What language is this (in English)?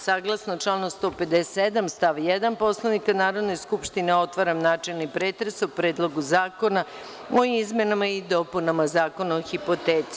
Serbian